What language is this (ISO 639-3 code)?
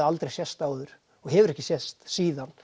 isl